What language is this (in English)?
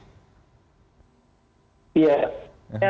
Indonesian